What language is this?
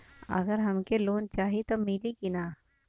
Bhojpuri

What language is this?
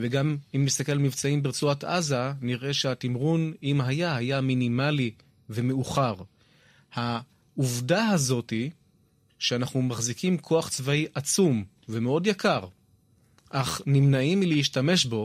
Hebrew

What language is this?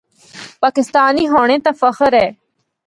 Northern Hindko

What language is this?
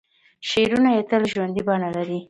Pashto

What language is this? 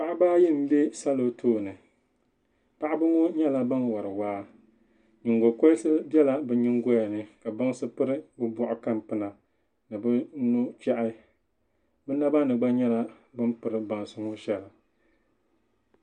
Dagbani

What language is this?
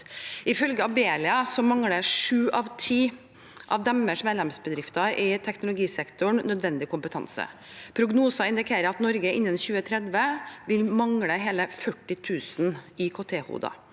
Norwegian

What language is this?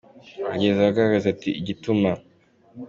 Kinyarwanda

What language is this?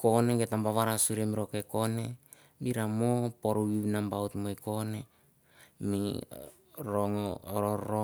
Mandara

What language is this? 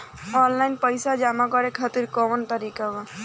Bhojpuri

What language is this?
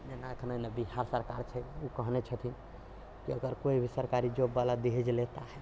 Maithili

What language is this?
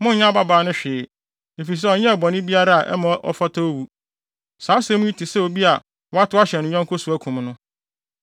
Akan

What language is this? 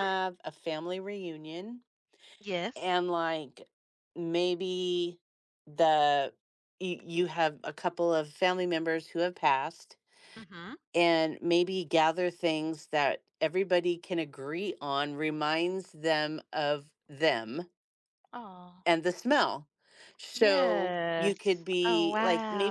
English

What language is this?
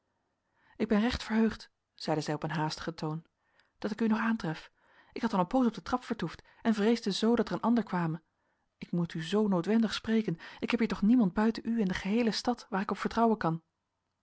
Dutch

